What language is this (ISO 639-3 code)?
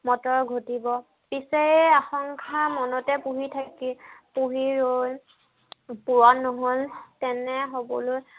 asm